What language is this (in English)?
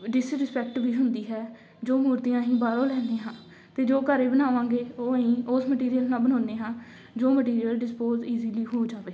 Punjabi